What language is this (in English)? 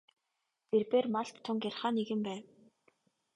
Mongolian